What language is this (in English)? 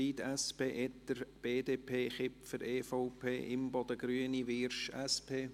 Swiss German